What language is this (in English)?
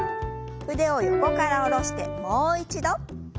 Japanese